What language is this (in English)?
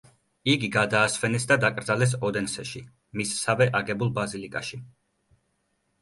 Georgian